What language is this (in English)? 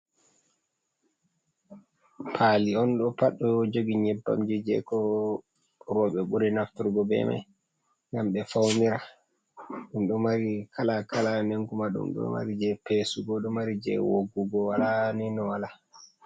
Fula